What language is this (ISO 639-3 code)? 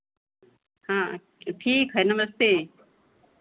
hin